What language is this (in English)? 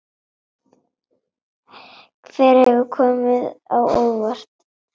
Icelandic